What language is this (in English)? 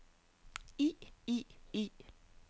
Danish